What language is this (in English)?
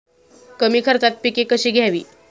Marathi